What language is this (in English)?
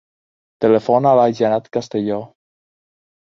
Catalan